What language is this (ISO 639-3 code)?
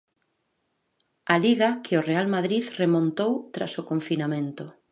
glg